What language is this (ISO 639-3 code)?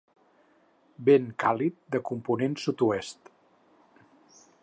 cat